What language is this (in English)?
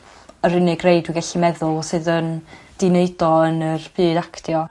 Welsh